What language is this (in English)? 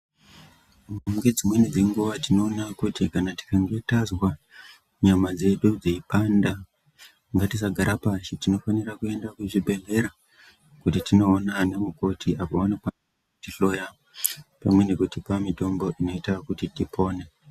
Ndau